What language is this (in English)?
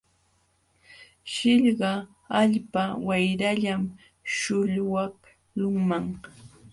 Jauja Wanca Quechua